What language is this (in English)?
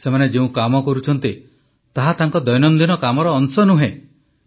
Odia